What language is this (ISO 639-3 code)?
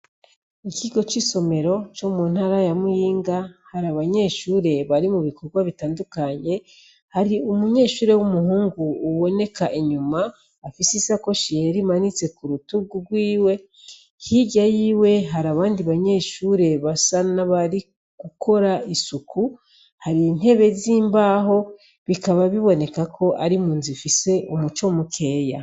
run